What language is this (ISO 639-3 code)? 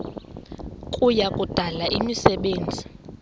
xho